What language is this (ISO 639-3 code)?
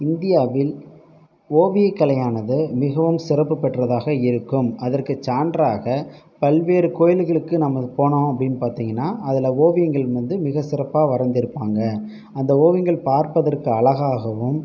tam